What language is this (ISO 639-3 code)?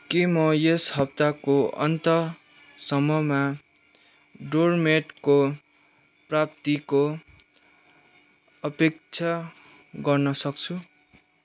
nep